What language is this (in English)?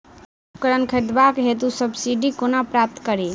Maithili